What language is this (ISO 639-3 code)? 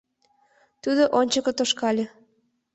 chm